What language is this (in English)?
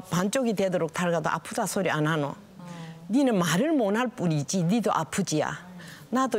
Korean